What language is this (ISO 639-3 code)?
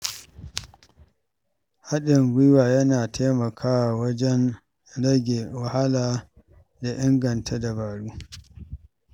hau